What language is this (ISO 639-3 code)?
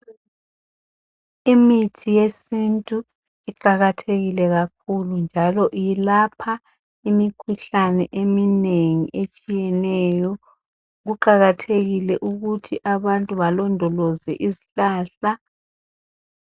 nde